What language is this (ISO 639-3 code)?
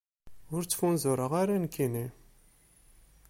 kab